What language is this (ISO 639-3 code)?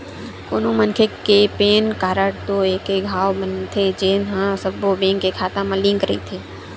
hne